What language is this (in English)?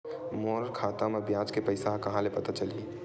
Chhattisgarhi